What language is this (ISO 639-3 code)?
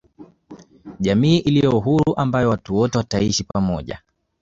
swa